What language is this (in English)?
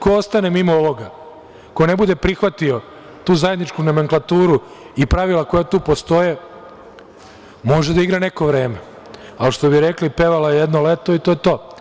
Serbian